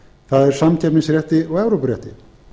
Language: Icelandic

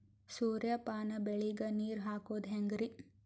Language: Kannada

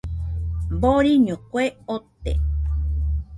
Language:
Nüpode Huitoto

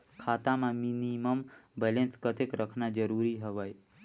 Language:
Chhattisgarhi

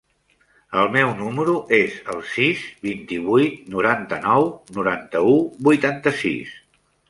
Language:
Catalan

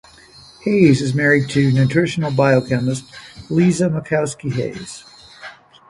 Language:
English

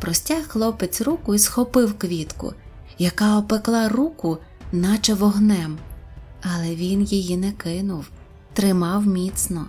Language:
Ukrainian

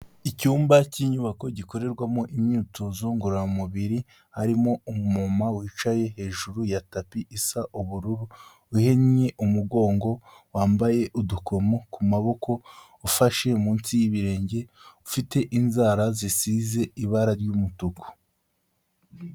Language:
Kinyarwanda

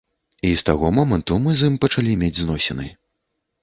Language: Belarusian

